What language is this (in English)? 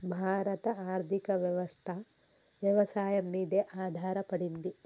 Telugu